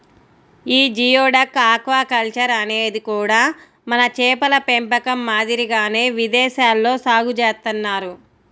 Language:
Telugu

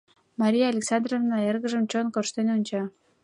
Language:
Mari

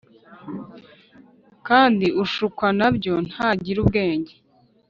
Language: Kinyarwanda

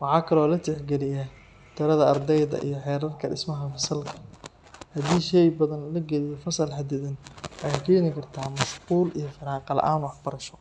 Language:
Somali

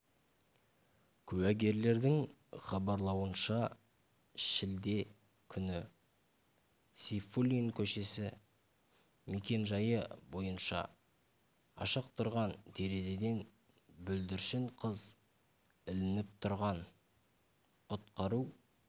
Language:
Kazakh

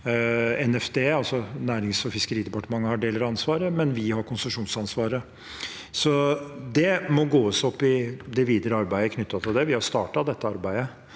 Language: Norwegian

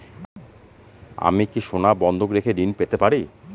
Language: Bangla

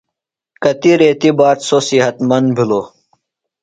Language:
Phalura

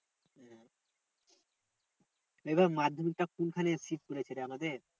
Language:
Bangla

